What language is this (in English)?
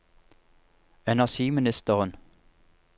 Norwegian